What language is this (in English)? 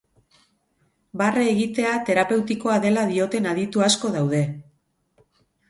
Basque